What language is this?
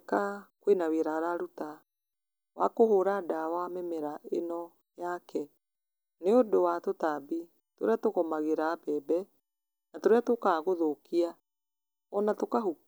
Kikuyu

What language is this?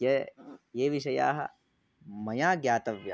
Sanskrit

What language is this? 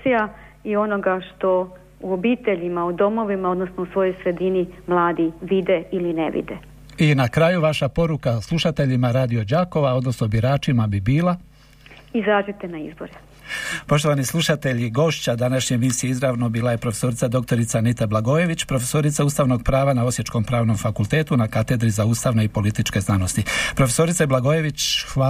Croatian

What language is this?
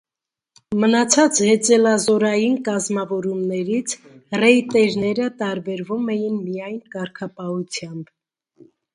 Armenian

